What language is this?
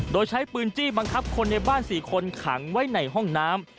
Thai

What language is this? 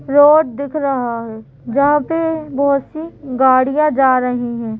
Hindi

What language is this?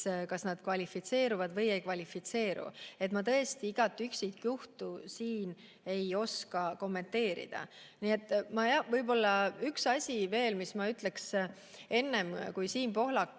Estonian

